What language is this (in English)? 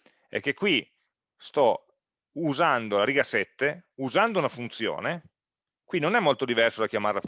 Italian